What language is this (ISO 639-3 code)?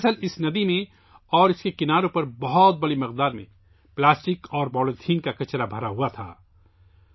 urd